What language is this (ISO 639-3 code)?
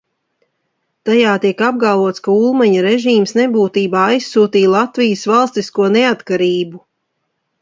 lav